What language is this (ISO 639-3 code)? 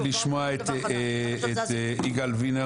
heb